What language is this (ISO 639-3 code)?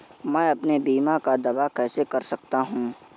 hin